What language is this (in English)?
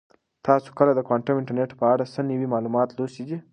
Pashto